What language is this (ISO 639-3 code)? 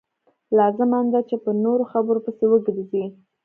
pus